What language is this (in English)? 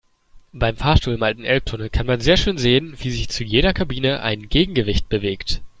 German